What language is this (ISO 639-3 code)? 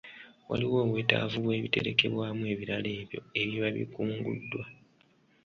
lug